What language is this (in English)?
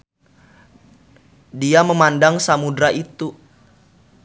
Sundanese